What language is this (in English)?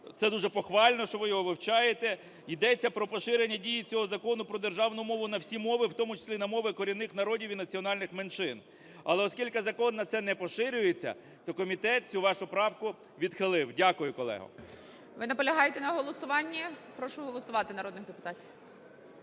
Ukrainian